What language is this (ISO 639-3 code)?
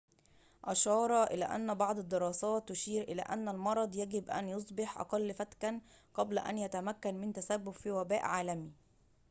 ara